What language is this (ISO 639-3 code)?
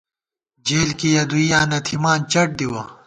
gwt